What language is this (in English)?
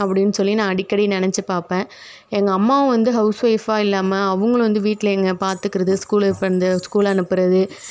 Tamil